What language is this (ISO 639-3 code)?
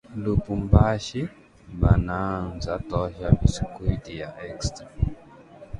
swa